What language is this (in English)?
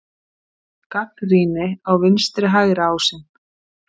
Icelandic